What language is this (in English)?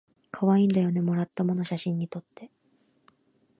Japanese